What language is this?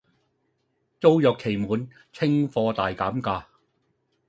Cantonese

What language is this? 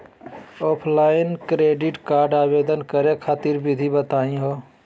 Magahi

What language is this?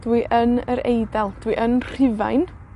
Welsh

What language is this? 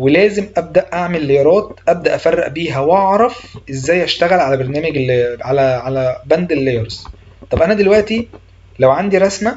Arabic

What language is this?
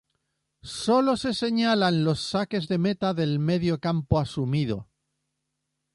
Spanish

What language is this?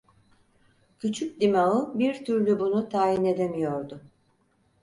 Turkish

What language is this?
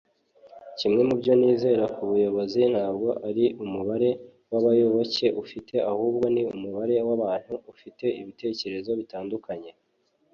Kinyarwanda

